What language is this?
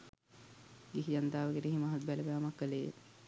Sinhala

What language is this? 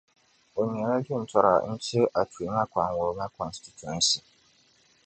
Dagbani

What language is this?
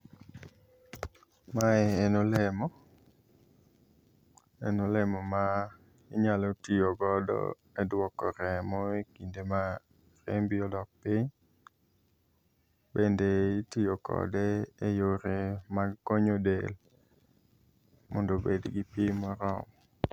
Luo (Kenya and Tanzania)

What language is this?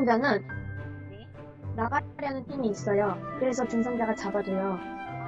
Korean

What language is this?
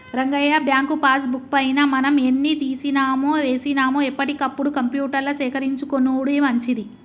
Telugu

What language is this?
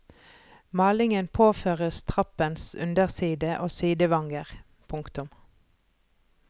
Norwegian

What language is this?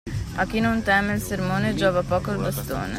Italian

